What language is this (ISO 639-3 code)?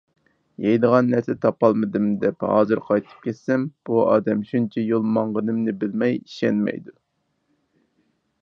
uig